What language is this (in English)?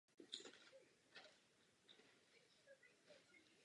Czech